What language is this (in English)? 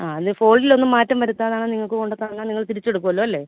Malayalam